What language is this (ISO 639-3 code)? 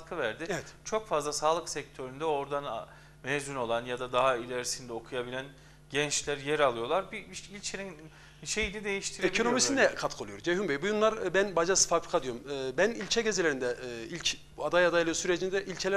tur